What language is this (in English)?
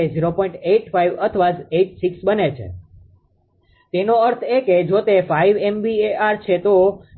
Gujarati